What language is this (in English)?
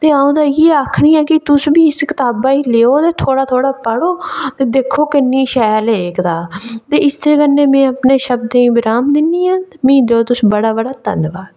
Dogri